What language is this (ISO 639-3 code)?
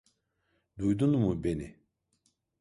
tur